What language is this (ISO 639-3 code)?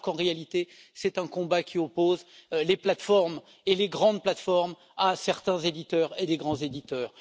fra